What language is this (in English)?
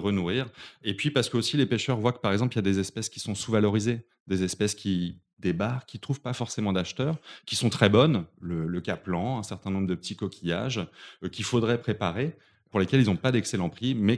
French